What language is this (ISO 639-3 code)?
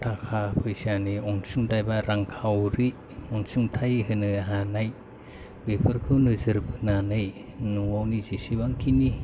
brx